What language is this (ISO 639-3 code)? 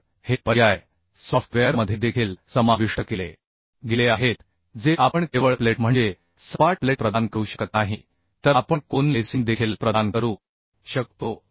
mar